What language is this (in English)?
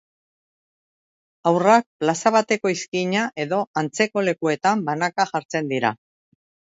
Basque